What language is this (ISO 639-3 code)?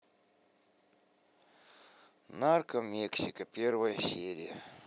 rus